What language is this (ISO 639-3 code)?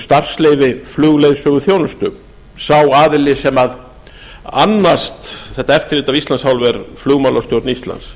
isl